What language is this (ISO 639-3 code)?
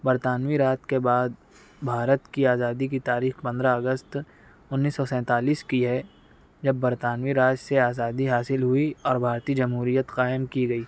urd